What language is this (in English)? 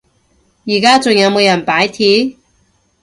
Cantonese